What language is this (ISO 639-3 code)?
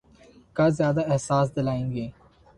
urd